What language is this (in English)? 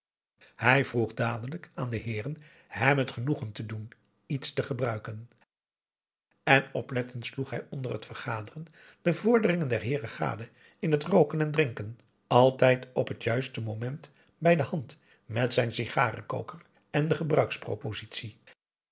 Dutch